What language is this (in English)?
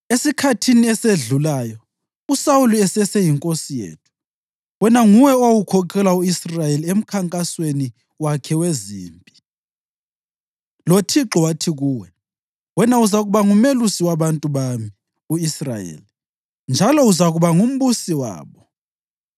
North Ndebele